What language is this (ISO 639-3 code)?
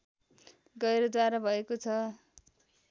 nep